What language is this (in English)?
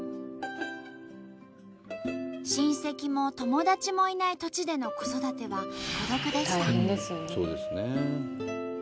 Japanese